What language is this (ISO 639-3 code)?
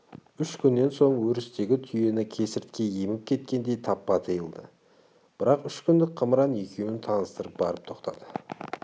kaz